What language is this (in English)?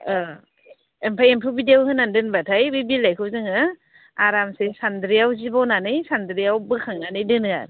Bodo